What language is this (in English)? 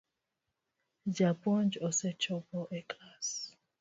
Luo (Kenya and Tanzania)